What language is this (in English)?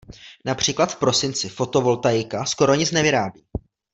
Czech